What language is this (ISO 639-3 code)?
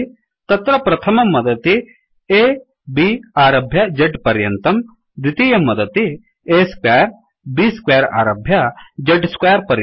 san